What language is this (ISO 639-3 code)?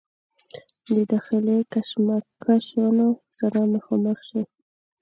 pus